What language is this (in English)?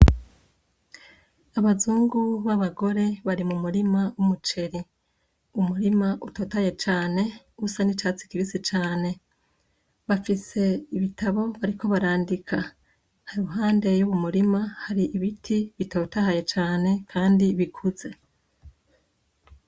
Rundi